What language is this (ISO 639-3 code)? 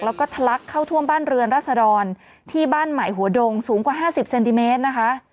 tha